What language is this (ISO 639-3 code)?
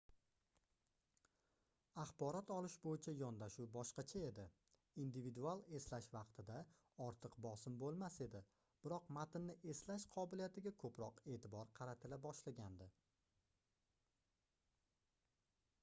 uzb